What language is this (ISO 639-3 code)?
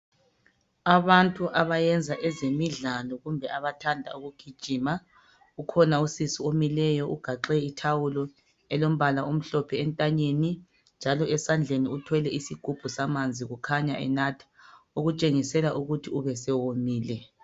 nde